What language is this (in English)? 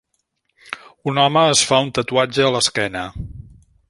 Catalan